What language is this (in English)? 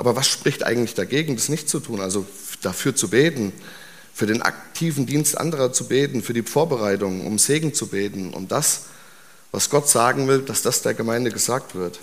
German